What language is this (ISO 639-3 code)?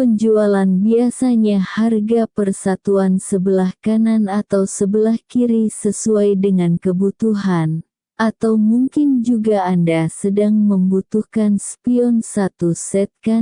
ind